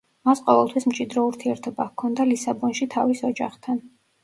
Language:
Georgian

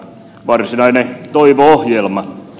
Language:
Finnish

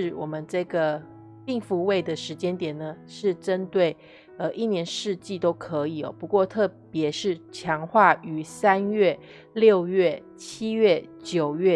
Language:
Chinese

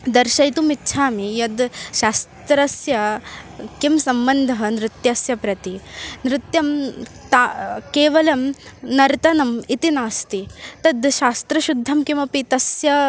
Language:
Sanskrit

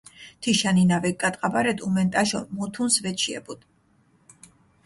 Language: Mingrelian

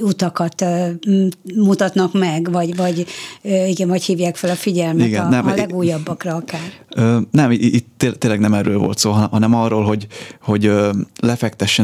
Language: Hungarian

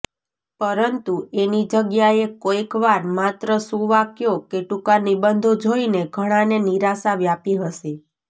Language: Gujarati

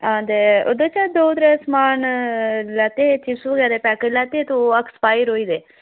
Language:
Dogri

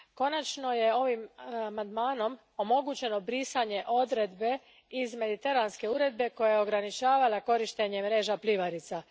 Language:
Croatian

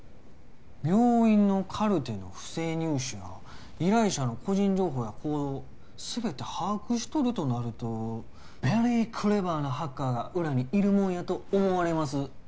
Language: Japanese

